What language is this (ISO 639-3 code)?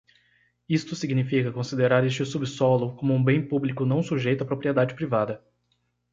por